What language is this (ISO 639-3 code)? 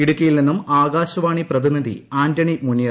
mal